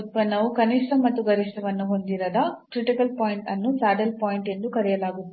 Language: Kannada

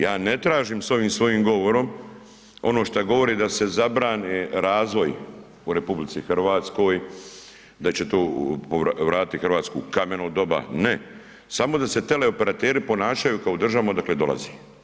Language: Croatian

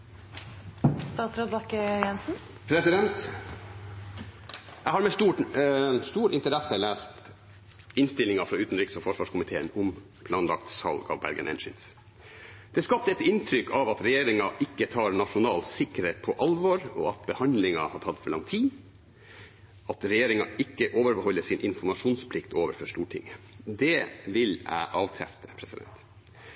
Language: Norwegian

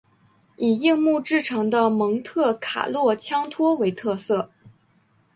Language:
Chinese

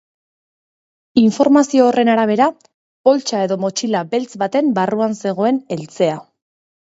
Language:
Basque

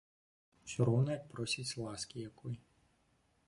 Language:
Belarusian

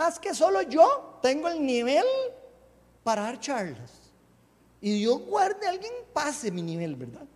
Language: Spanish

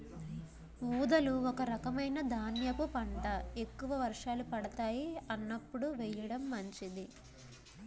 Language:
Telugu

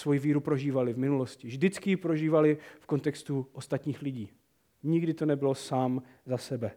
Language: Czech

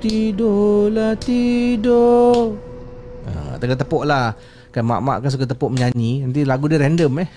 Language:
Malay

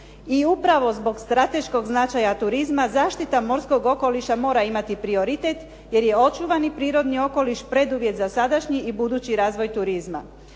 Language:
Croatian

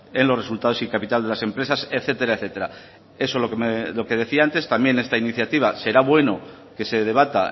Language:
Spanish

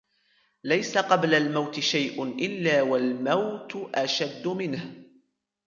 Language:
Arabic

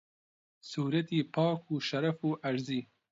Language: Central Kurdish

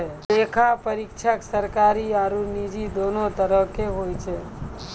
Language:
Maithili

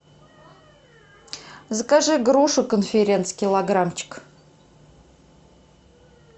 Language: Russian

